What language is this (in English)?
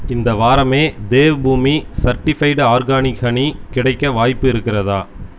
Tamil